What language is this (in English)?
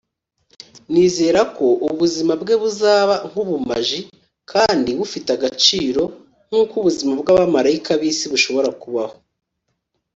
Kinyarwanda